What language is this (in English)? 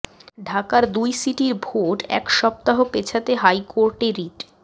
Bangla